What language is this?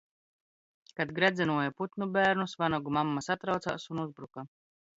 Latvian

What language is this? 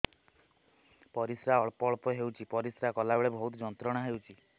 Odia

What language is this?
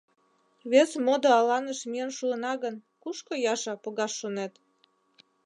Mari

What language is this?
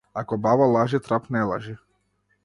Macedonian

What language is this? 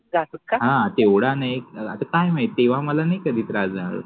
Marathi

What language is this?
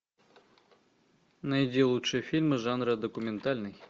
Russian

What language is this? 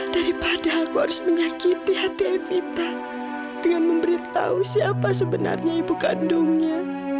Indonesian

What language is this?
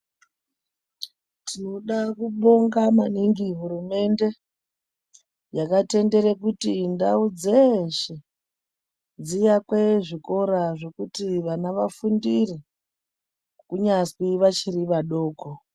Ndau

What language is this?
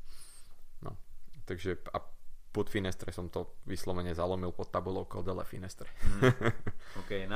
Slovak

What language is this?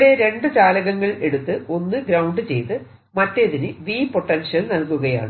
Malayalam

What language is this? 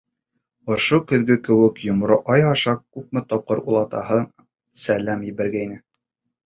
Bashkir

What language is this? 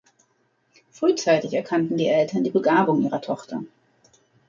German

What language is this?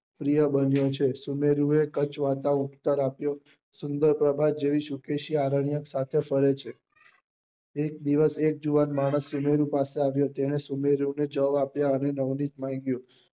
Gujarati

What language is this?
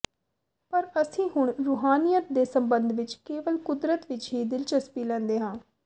Punjabi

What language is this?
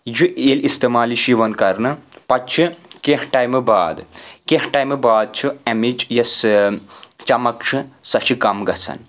Kashmiri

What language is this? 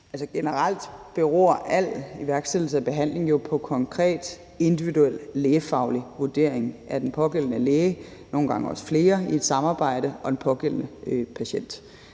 Danish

